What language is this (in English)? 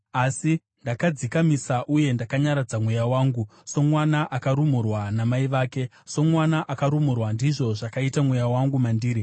Shona